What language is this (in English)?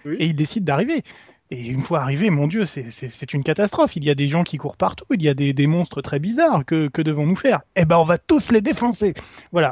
French